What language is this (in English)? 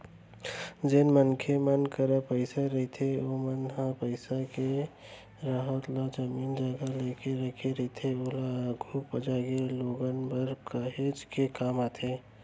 Chhattisgarhi